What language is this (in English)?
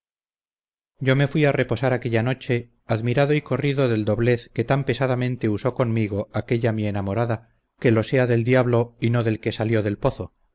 Spanish